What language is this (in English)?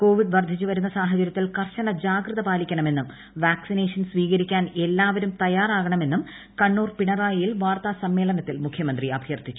Malayalam